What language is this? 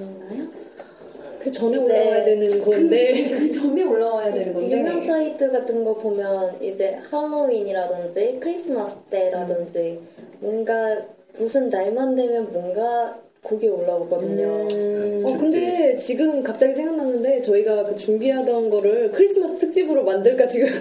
Korean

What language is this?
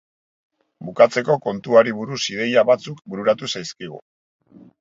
Basque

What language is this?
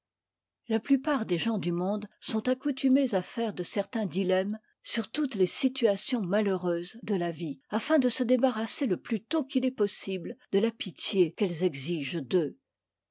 French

